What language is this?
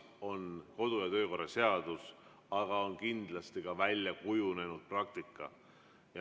Estonian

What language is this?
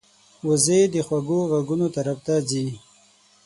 Pashto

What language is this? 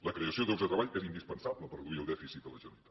Catalan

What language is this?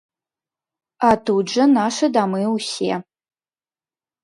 Belarusian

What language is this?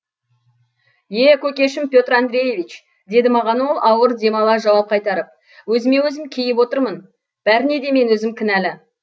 Kazakh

